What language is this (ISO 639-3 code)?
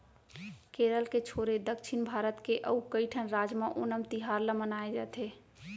hne